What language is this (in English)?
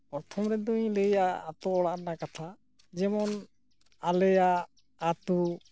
Santali